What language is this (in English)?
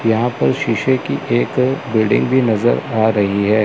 Hindi